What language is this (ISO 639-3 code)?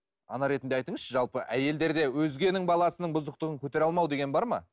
kaz